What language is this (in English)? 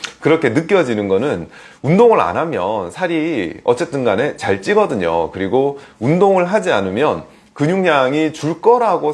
Korean